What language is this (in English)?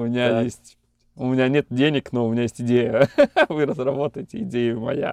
Russian